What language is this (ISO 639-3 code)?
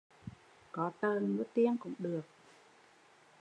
vie